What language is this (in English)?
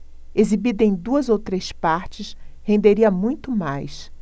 Portuguese